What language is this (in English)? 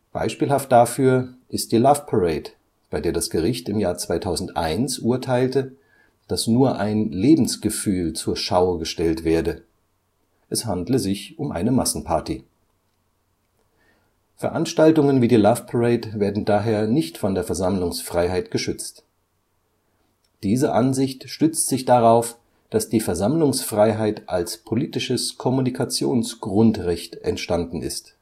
German